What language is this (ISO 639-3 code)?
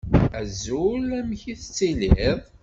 kab